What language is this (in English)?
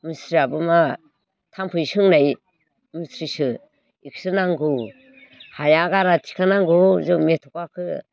Bodo